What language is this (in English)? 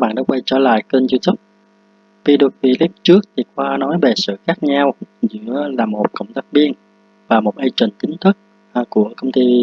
Vietnamese